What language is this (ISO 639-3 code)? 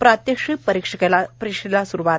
mar